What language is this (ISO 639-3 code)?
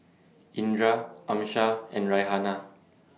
eng